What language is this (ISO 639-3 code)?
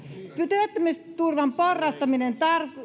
fin